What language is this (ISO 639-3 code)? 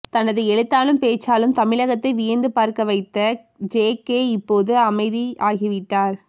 tam